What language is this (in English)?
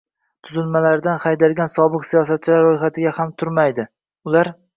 Uzbek